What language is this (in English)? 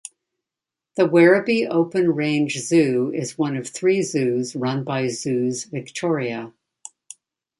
English